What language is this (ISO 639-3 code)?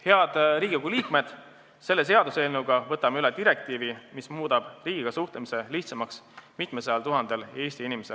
est